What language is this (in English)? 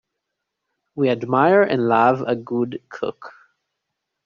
English